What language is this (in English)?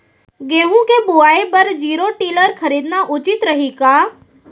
Chhattisgarhi